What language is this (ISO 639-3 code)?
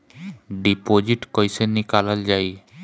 bho